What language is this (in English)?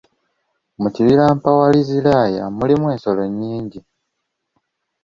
Ganda